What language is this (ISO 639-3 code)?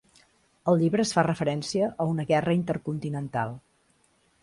cat